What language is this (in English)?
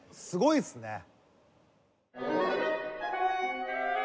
Japanese